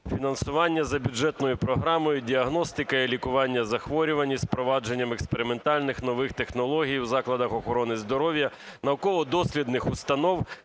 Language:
Ukrainian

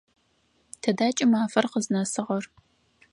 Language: Adyghe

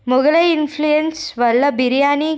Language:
Telugu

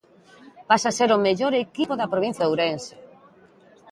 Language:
Galician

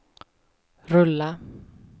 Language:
Swedish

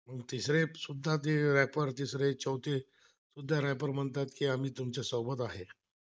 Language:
Marathi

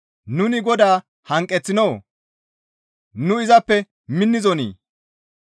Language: Gamo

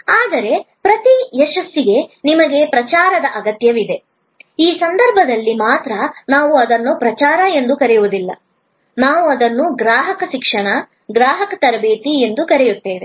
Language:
Kannada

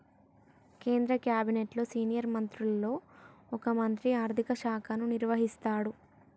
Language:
Telugu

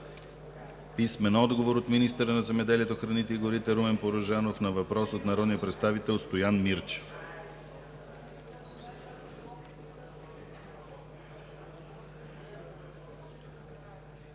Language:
Bulgarian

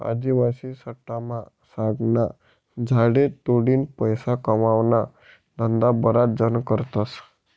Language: Marathi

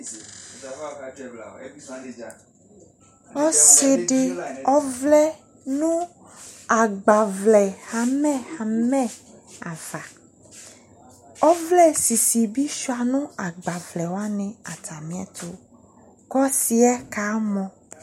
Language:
Ikposo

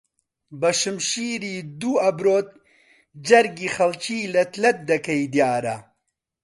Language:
Central Kurdish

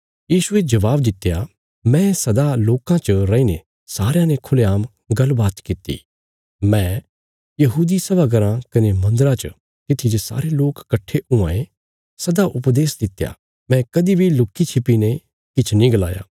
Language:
Bilaspuri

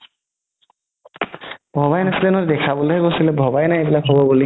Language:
Assamese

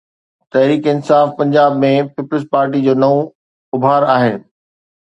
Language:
Sindhi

